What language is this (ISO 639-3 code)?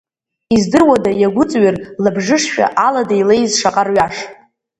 abk